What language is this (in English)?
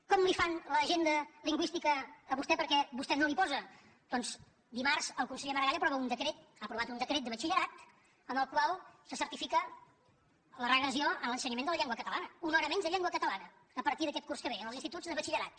Catalan